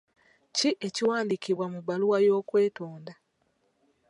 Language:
Ganda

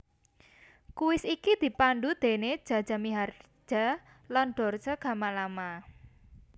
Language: Javanese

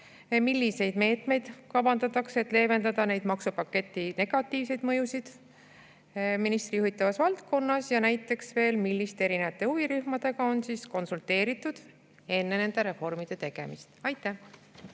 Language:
Estonian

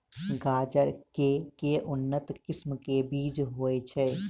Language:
Maithili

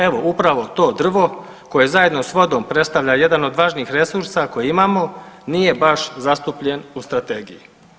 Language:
Croatian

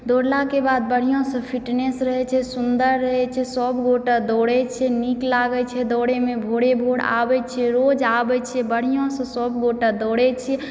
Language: Maithili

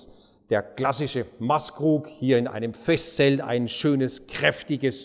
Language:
German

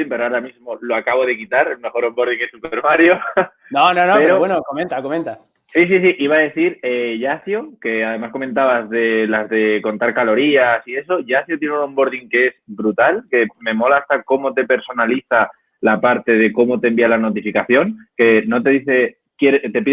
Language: Spanish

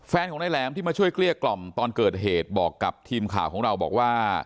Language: Thai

